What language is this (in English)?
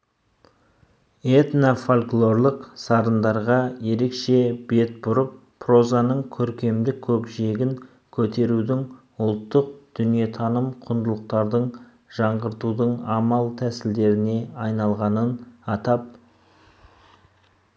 Kazakh